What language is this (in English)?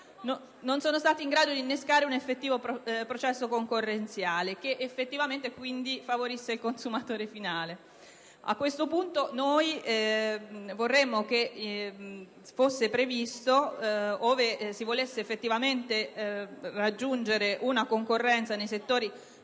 Italian